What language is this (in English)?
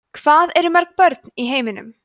Icelandic